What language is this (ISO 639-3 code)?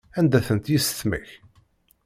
kab